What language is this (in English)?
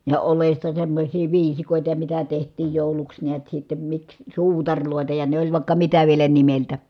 Finnish